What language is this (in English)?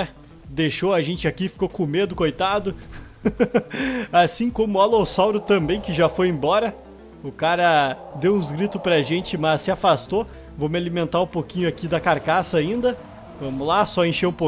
Portuguese